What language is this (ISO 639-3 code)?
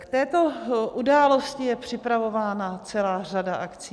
ces